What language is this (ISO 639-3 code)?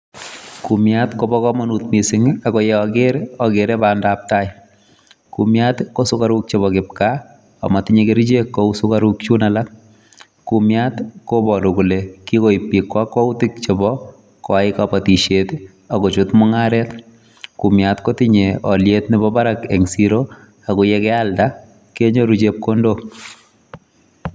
kln